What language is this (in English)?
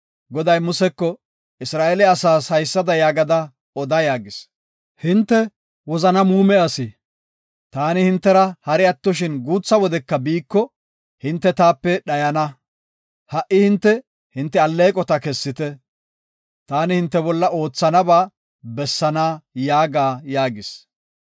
Gofa